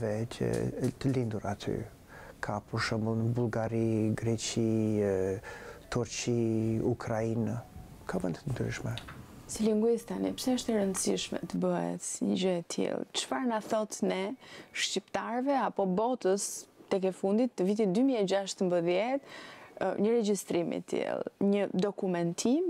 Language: Romanian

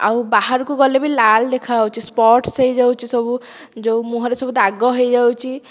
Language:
Odia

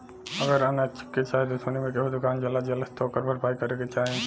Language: Bhojpuri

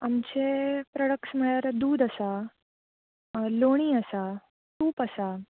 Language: Konkani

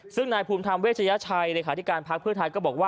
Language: Thai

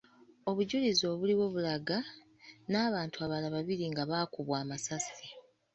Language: Ganda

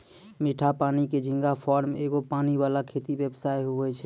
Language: Maithili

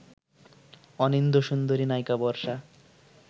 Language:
Bangla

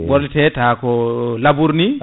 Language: Fula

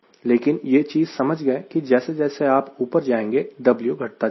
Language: Hindi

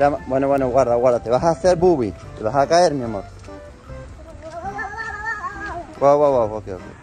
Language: Spanish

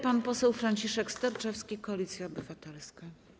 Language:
Polish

